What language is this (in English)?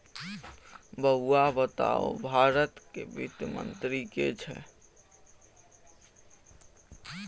Maithili